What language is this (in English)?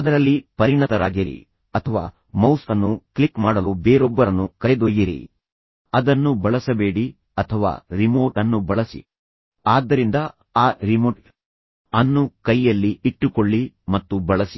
Kannada